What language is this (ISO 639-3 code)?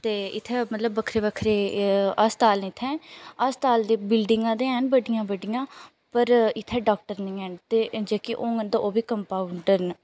doi